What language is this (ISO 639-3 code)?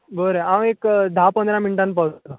kok